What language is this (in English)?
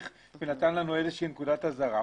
Hebrew